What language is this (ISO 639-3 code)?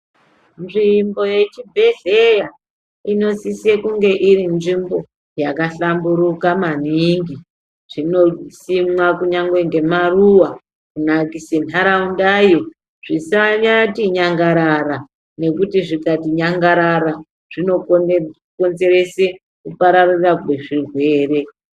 ndc